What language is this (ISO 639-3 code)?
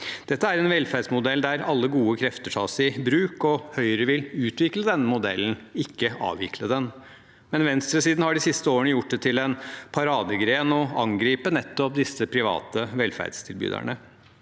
nor